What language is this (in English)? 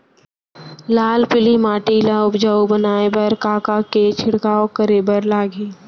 Chhattisgarhi